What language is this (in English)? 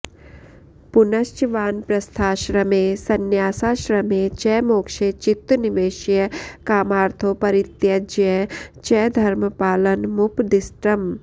Sanskrit